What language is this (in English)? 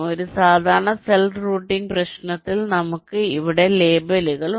Malayalam